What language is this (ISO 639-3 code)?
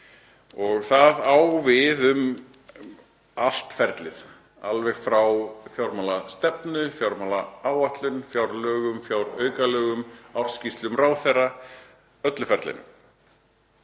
isl